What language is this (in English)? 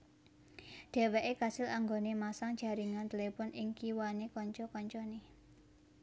Javanese